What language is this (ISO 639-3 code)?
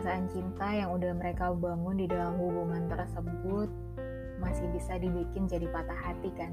ind